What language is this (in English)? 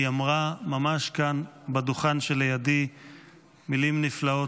Hebrew